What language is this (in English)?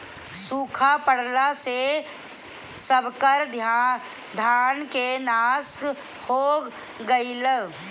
Bhojpuri